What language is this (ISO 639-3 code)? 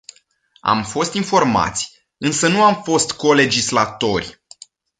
ron